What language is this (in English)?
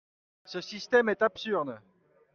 French